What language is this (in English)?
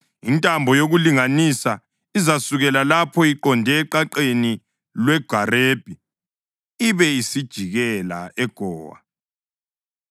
North Ndebele